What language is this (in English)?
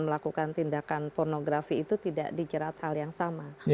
Indonesian